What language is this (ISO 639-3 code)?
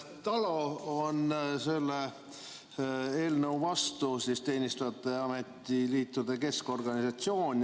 est